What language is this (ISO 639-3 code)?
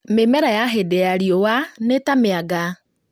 kik